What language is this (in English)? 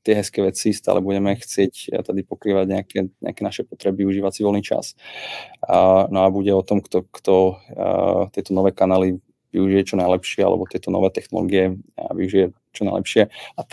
Czech